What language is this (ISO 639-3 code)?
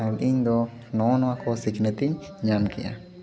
sat